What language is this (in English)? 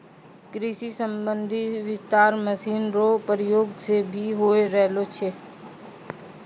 Maithili